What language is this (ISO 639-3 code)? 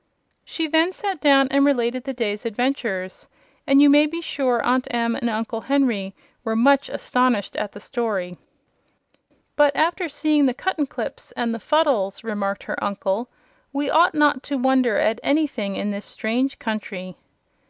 eng